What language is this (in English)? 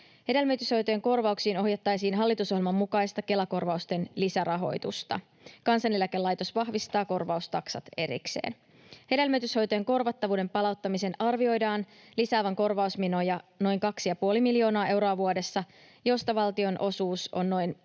Finnish